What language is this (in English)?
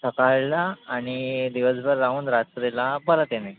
Marathi